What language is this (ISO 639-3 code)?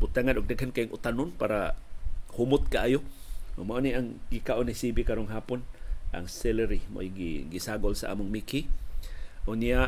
fil